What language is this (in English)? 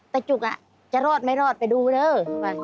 Thai